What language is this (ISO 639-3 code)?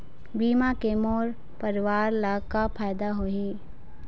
hne